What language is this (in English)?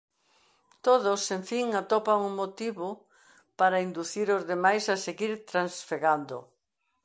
Galician